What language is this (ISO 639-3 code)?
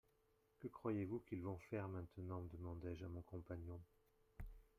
fra